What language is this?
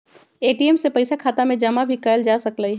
Magahi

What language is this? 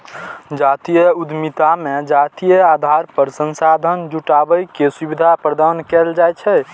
Maithili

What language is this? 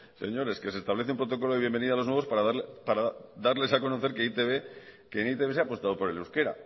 Spanish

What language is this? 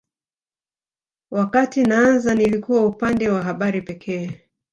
Swahili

